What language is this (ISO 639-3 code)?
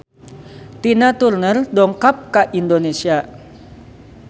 sun